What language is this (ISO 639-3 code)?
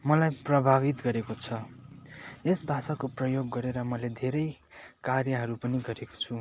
nep